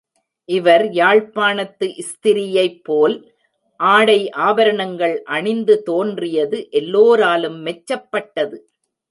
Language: Tamil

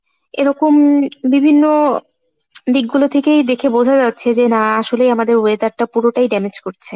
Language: Bangla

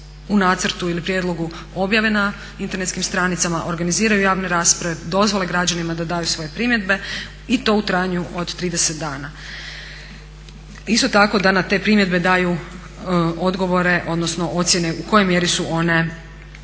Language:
Croatian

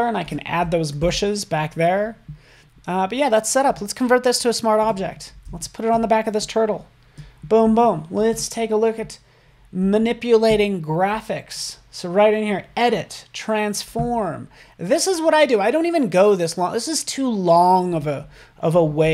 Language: English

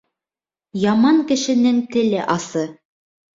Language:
Bashkir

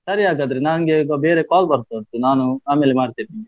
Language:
Kannada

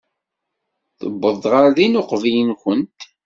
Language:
Kabyle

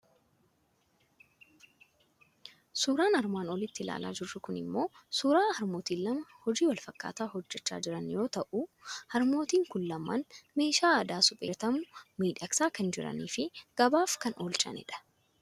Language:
Oromo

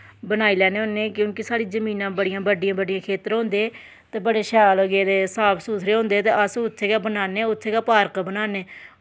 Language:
Dogri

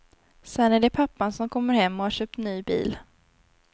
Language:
Swedish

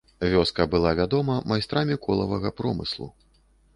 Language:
Belarusian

